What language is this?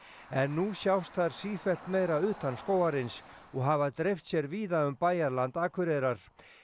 Icelandic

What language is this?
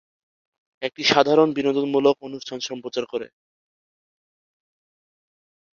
Bangla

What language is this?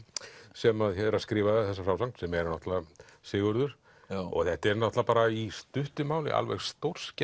Icelandic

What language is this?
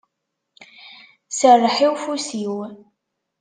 Kabyle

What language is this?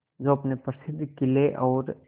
Hindi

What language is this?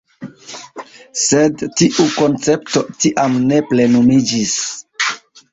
Esperanto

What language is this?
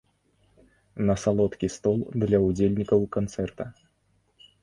Belarusian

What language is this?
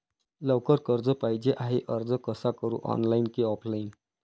Marathi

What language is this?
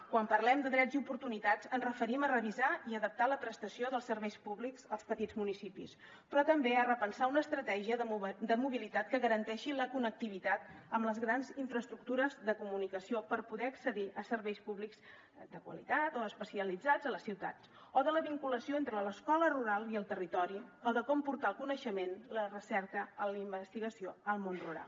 Catalan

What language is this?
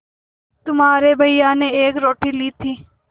Hindi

